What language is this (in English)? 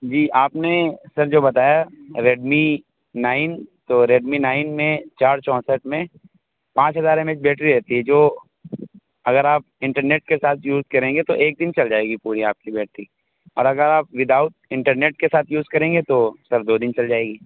Urdu